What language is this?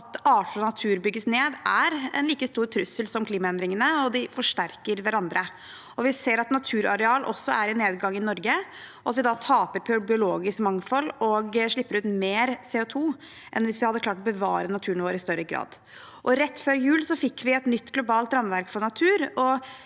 Norwegian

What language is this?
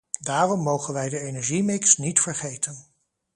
Dutch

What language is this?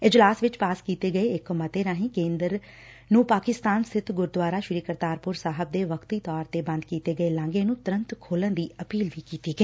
Punjabi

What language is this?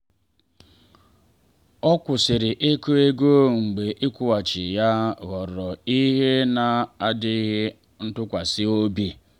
Igbo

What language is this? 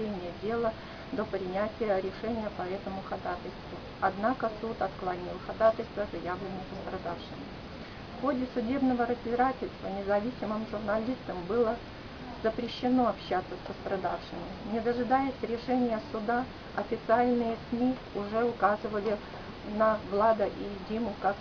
Russian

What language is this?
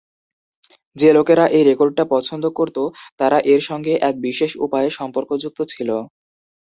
Bangla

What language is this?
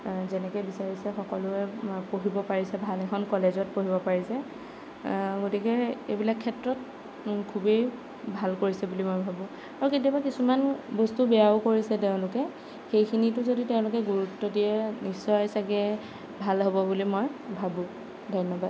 Assamese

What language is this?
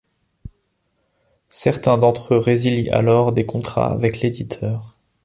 French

